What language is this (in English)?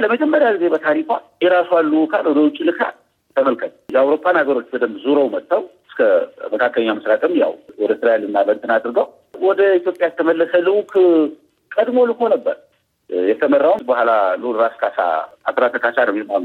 Amharic